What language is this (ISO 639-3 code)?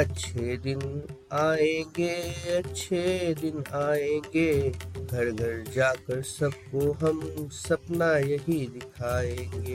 hin